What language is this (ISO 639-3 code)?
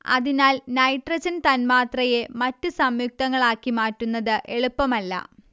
mal